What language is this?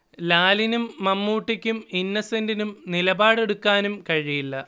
Malayalam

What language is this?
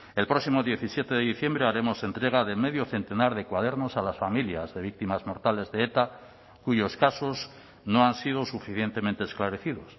Spanish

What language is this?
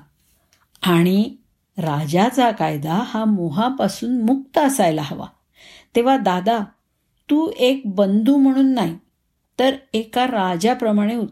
Marathi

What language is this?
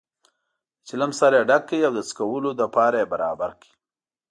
Pashto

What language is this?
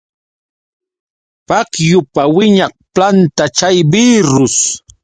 Yauyos Quechua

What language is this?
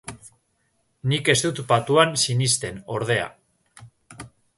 Basque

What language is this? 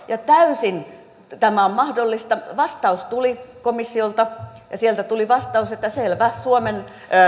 Finnish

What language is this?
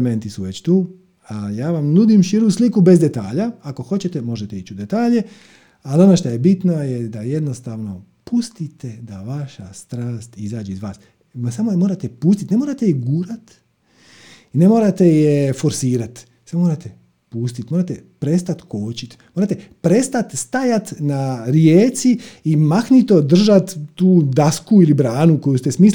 Croatian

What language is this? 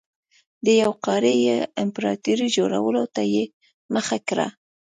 Pashto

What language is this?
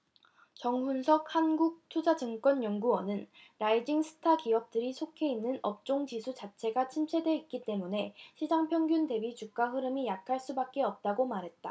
Korean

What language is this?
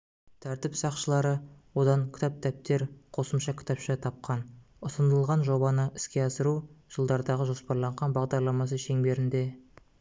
Kazakh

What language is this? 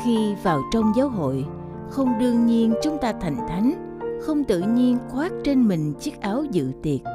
Vietnamese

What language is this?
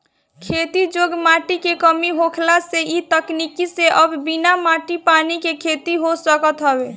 Bhojpuri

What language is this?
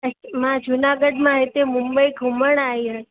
Sindhi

